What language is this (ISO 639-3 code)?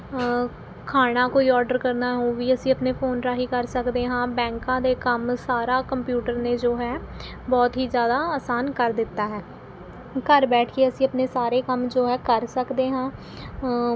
pan